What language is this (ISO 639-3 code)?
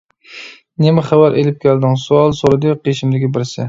uig